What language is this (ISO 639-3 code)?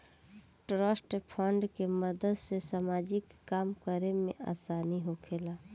bho